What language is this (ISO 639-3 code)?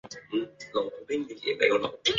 zho